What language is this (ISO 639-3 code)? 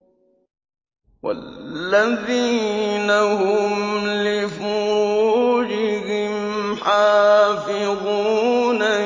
ara